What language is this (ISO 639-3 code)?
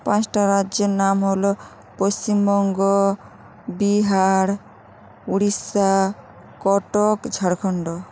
ben